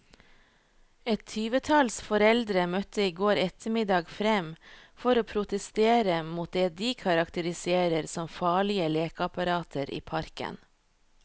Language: Norwegian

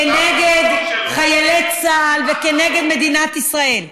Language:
Hebrew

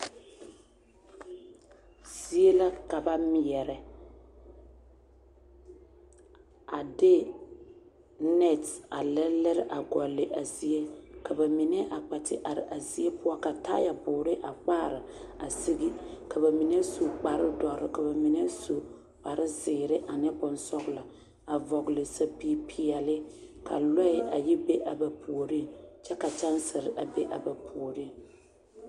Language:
Southern Dagaare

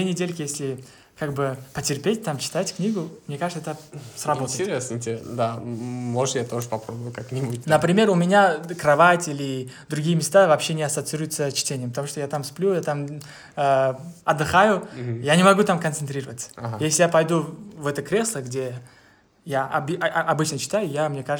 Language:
Russian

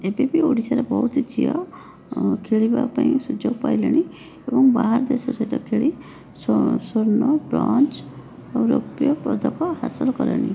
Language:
Odia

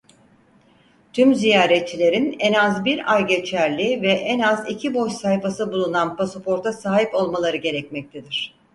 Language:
Turkish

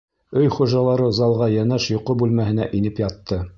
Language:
Bashkir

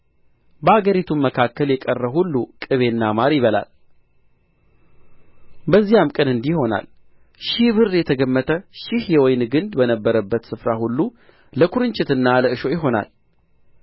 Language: Amharic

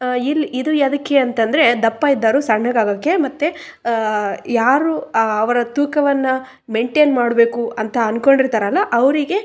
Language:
Kannada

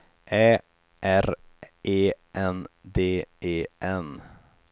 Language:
Swedish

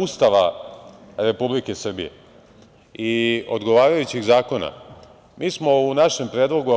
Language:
Serbian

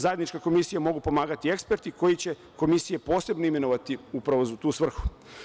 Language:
Serbian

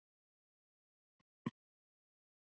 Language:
Icelandic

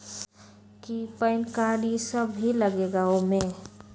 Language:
Magahi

